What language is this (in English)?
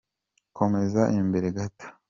Kinyarwanda